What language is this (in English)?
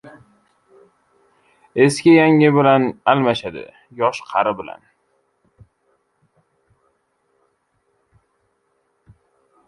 Uzbek